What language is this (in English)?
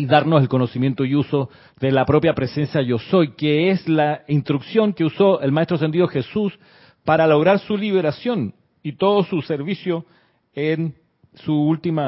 Spanish